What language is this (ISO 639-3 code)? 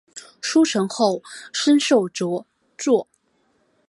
zho